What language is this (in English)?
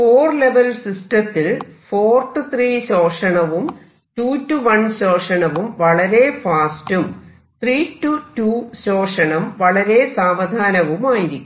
Malayalam